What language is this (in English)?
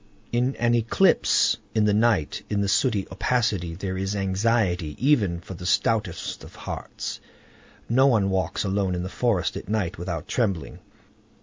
English